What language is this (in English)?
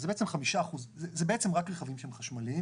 Hebrew